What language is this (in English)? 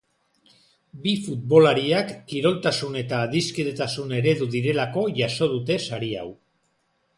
Basque